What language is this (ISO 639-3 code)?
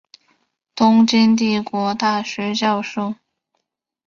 zho